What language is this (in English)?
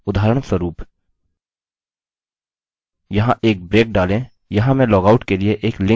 Hindi